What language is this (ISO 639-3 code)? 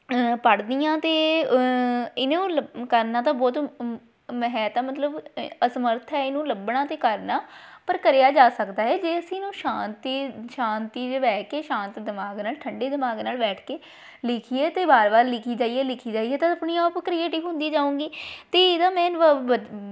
pan